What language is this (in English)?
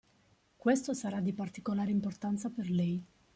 Italian